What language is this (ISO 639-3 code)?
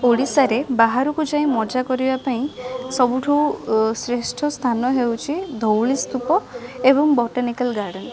ori